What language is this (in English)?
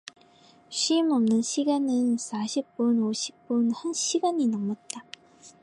Korean